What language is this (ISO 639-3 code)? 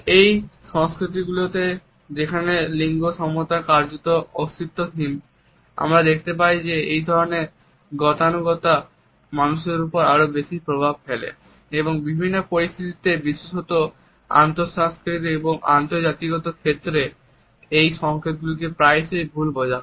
ben